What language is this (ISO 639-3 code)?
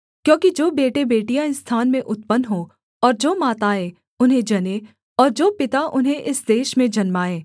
hin